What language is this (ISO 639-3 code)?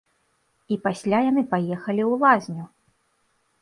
bel